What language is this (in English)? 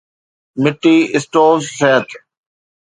Sindhi